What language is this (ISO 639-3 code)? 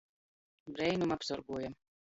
ltg